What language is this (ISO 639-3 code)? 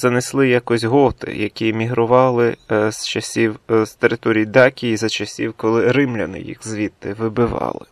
ukr